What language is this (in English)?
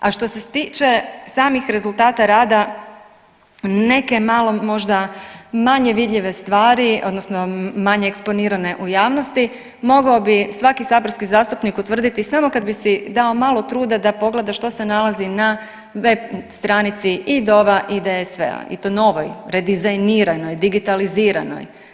Croatian